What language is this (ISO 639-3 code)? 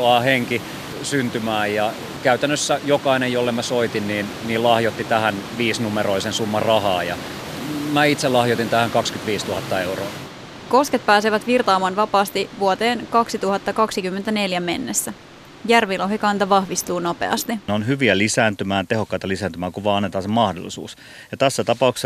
fin